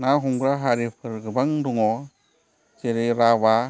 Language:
Bodo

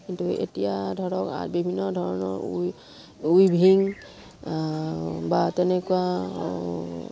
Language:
Assamese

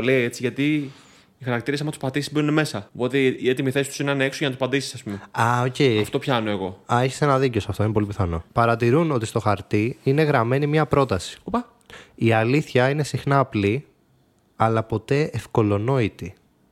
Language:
Greek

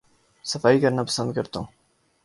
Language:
Urdu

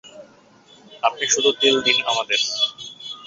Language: Bangla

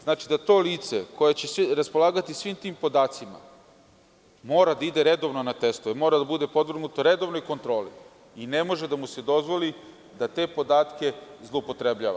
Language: Serbian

